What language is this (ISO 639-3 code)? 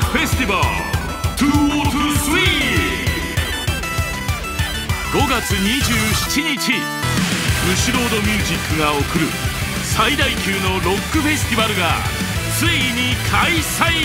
jpn